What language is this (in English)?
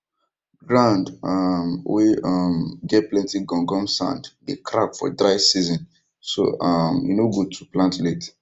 Nigerian Pidgin